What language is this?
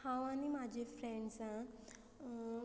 Konkani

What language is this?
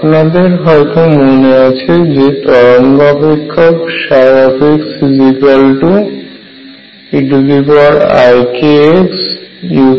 Bangla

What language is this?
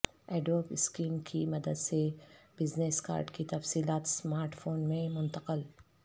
Urdu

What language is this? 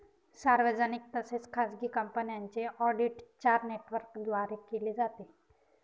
Marathi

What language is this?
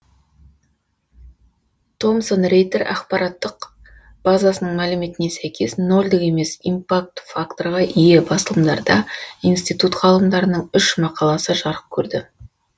Kazakh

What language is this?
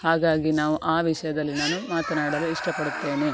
Kannada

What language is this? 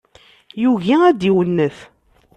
Kabyle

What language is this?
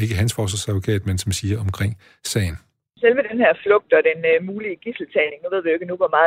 Danish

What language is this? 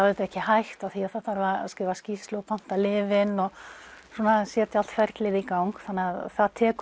Icelandic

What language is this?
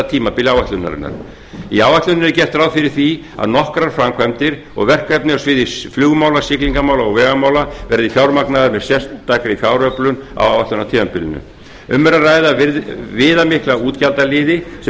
Icelandic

